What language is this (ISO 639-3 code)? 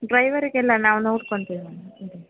kan